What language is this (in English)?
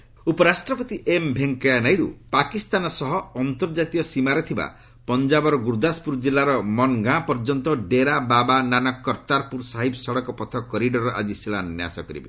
Odia